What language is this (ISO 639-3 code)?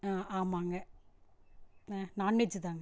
tam